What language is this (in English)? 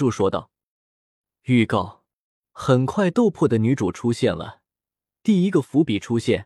Chinese